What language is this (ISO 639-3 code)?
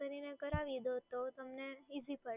guj